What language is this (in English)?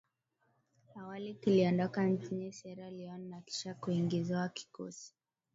Swahili